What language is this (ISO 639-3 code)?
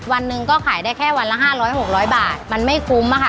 tha